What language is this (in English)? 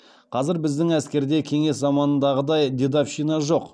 Kazakh